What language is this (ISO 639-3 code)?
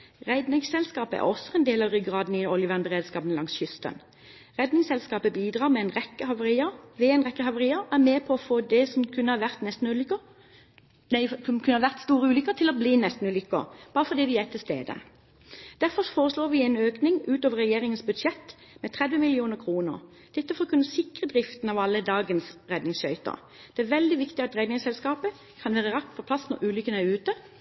nob